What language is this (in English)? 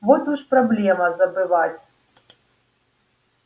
Russian